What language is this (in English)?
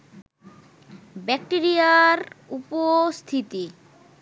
Bangla